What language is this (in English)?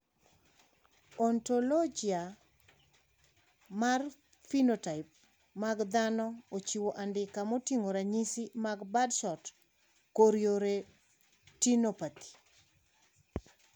Luo (Kenya and Tanzania)